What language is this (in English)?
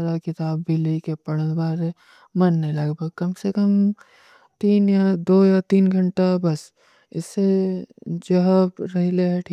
Kui (India)